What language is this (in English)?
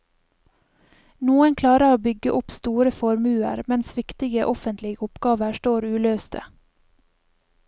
Norwegian